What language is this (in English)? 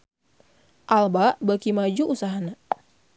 Sundanese